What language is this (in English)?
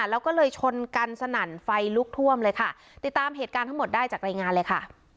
Thai